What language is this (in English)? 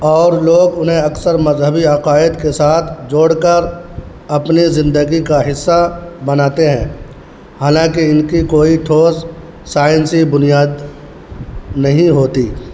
Urdu